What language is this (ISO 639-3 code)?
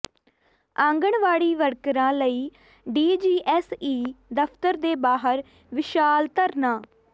pan